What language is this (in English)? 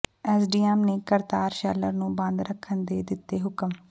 Punjabi